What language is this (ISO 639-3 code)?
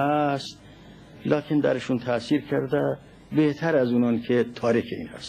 fas